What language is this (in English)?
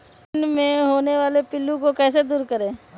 Magahi